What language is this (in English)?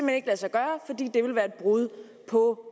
Danish